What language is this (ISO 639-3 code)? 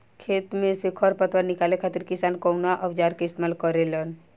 bho